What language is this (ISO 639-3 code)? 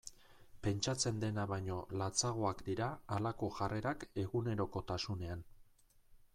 eus